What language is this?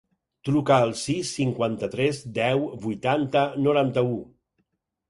Catalan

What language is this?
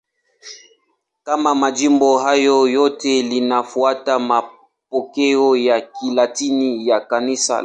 Swahili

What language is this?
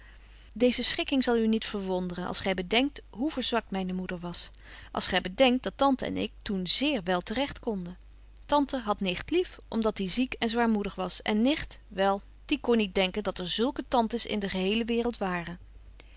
Dutch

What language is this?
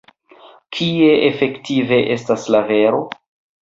Esperanto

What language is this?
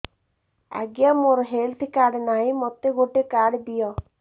Odia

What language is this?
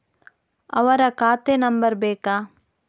Kannada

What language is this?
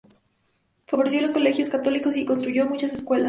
Spanish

